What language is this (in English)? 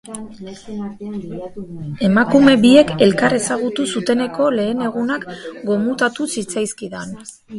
Basque